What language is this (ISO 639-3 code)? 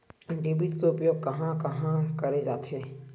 hne